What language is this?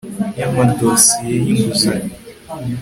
Kinyarwanda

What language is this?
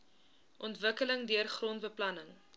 Afrikaans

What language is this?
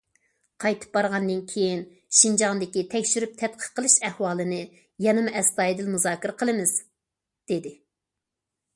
Uyghur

